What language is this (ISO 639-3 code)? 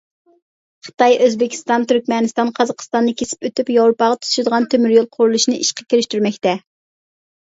uig